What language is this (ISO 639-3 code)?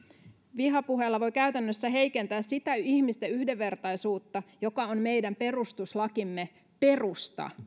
fin